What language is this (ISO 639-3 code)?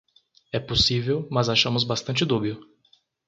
por